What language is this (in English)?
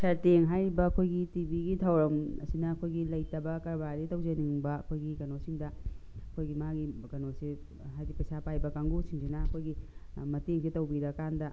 Manipuri